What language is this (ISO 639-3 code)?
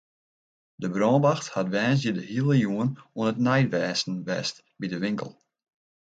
fry